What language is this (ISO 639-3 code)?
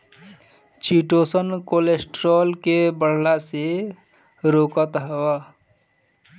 bho